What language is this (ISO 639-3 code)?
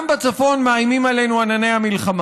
heb